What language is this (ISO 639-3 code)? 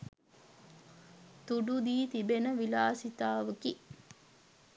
sin